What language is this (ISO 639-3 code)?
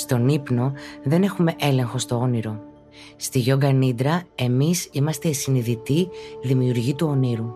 ell